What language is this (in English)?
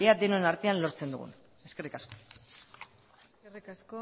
Basque